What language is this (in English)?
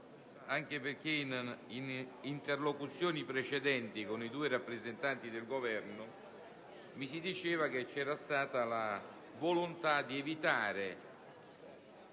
Italian